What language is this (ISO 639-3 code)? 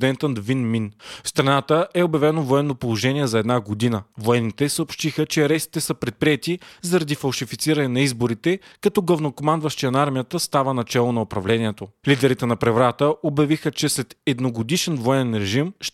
bul